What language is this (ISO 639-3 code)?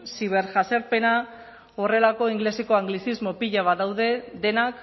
eus